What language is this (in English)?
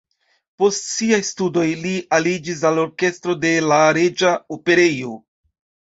Esperanto